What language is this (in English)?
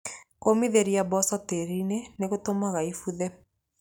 Kikuyu